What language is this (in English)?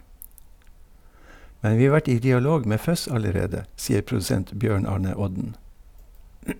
Norwegian